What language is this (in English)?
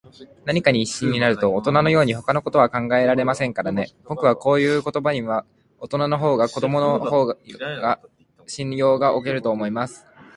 Japanese